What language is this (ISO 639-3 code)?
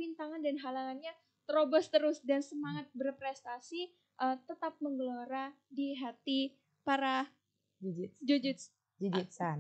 ind